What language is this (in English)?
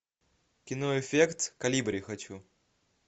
Russian